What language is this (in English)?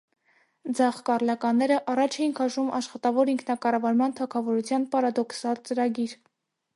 Armenian